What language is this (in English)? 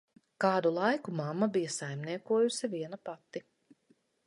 Latvian